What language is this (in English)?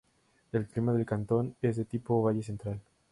Spanish